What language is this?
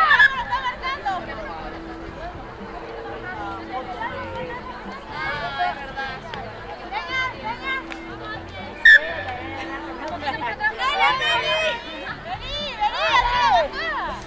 Spanish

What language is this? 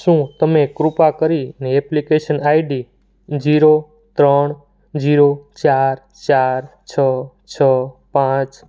Gujarati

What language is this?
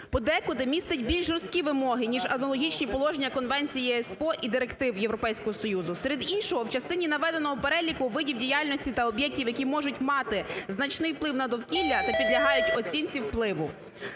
Ukrainian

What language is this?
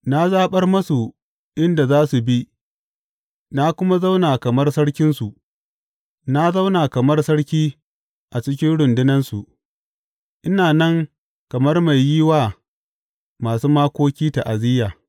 Hausa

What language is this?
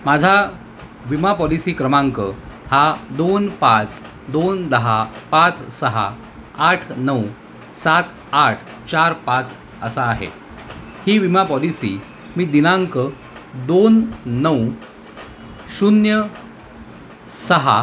Marathi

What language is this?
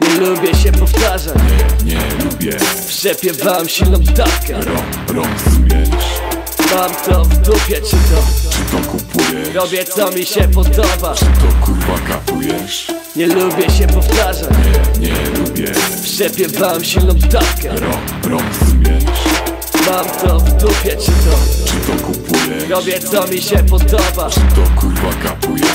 Polish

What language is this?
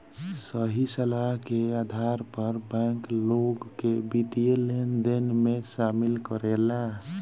Bhojpuri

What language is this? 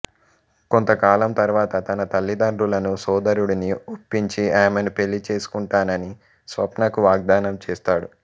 Telugu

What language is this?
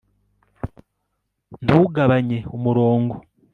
Kinyarwanda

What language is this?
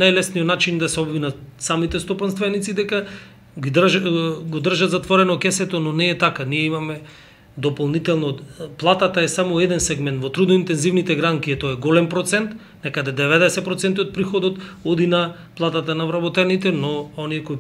Macedonian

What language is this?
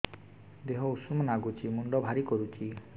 Odia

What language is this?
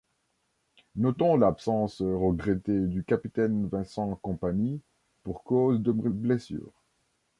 French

